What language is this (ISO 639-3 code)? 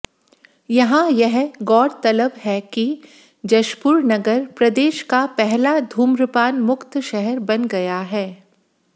hin